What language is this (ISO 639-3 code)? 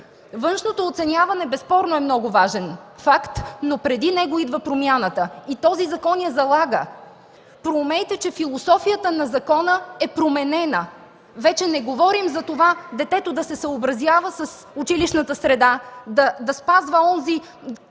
bul